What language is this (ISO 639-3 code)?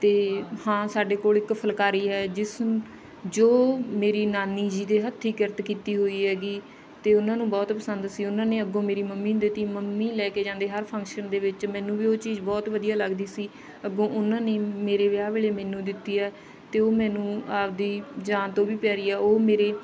pan